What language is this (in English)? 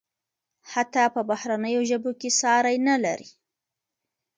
Pashto